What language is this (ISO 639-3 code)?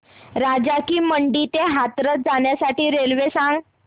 mar